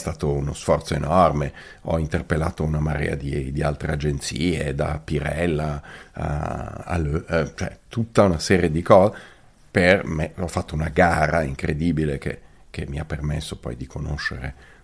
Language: Italian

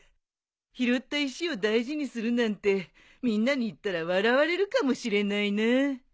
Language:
Japanese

